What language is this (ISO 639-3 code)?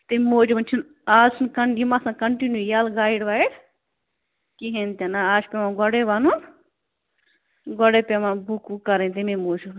kas